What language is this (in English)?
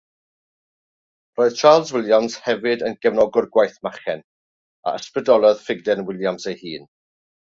Welsh